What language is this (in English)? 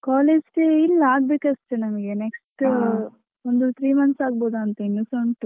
Kannada